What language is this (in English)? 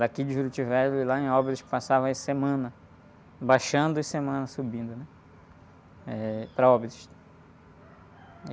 Portuguese